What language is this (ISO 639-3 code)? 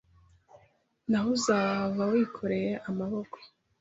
kin